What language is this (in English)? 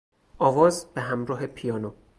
Persian